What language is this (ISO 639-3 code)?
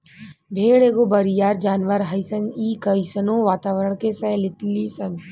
bho